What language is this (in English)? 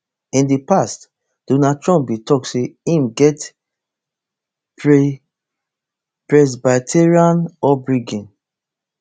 Nigerian Pidgin